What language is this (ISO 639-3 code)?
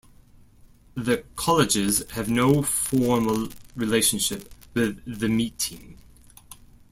eng